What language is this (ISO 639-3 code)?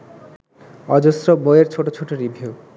ben